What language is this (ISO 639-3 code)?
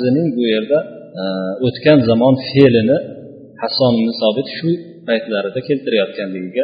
bul